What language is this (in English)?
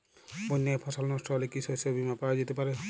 Bangla